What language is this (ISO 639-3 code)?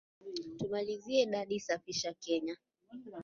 swa